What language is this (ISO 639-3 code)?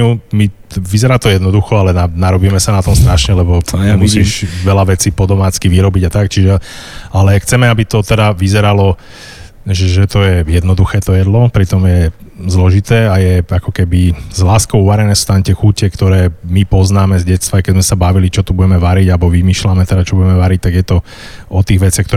slk